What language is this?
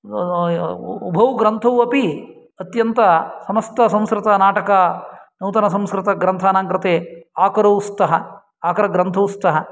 Sanskrit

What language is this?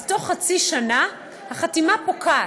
Hebrew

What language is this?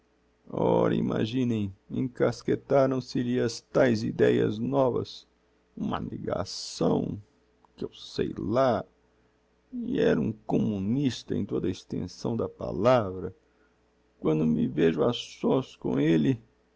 Portuguese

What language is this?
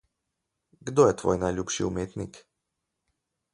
Slovenian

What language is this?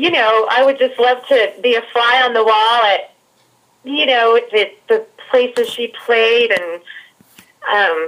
English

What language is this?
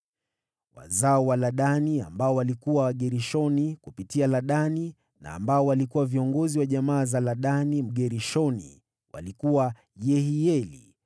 Swahili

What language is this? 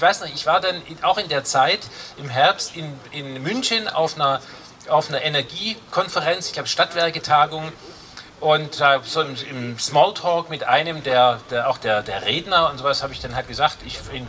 German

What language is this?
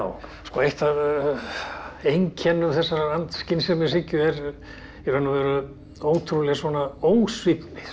Icelandic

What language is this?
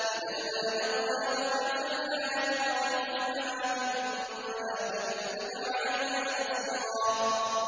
Arabic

